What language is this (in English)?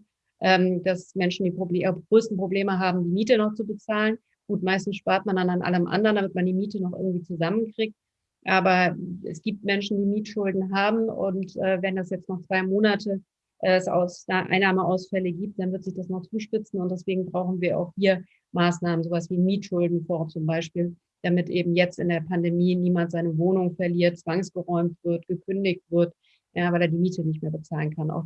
German